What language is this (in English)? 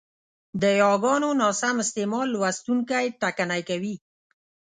Pashto